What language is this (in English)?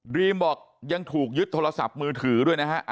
Thai